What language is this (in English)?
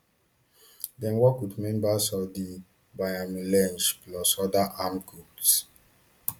Nigerian Pidgin